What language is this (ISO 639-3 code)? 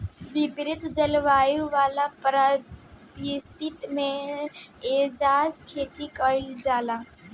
bho